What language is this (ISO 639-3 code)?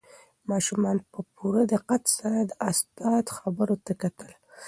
pus